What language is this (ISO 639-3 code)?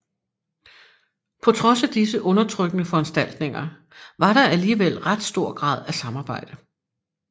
dan